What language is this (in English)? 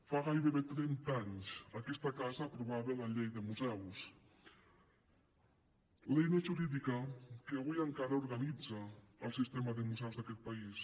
Catalan